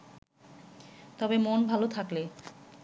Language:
Bangla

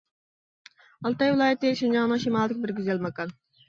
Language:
Uyghur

